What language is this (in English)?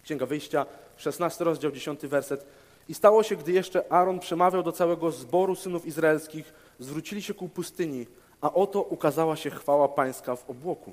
Polish